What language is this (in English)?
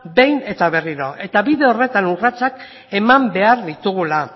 Basque